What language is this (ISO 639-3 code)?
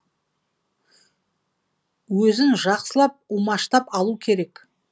kaz